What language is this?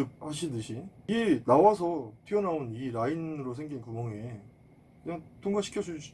Korean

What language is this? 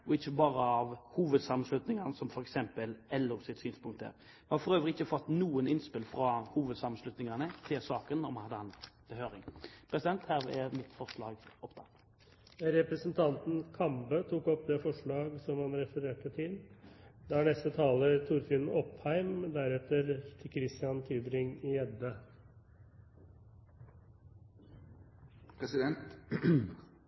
Norwegian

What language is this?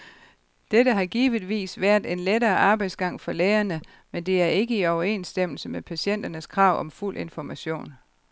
Danish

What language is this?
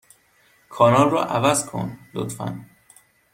Persian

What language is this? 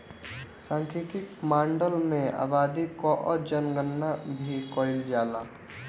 Bhojpuri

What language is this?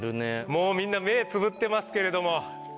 Japanese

